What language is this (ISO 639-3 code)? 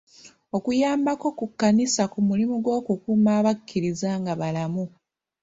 lug